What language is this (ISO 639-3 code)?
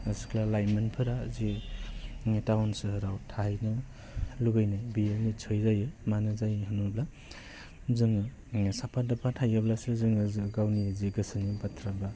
brx